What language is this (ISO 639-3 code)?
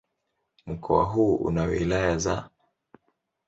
swa